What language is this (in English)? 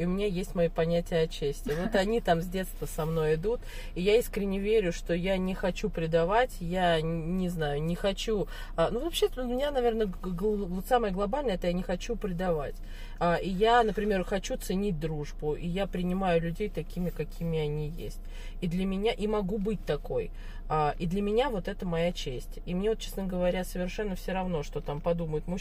Russian